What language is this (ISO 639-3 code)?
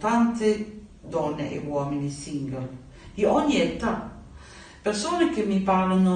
ita